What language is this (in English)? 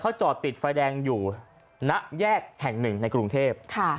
Thai